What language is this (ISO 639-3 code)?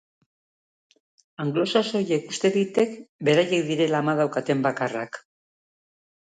eus